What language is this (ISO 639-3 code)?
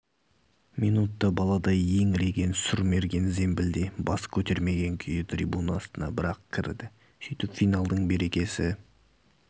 kaz